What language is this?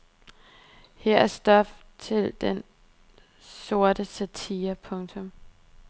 Danish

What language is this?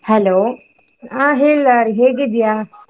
Kannada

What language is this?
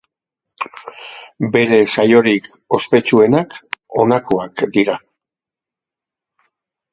Basque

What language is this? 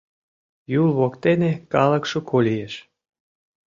Mari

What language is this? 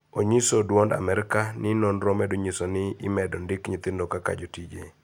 Luo (Kenya and Tanzania)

